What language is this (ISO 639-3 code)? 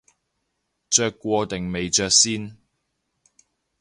yue